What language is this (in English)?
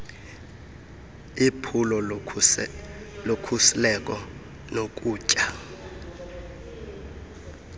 Xhosa